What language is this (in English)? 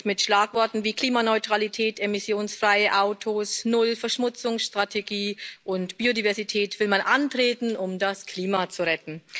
German